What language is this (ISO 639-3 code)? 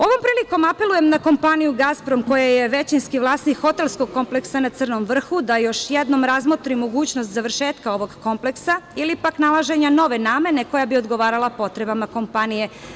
srp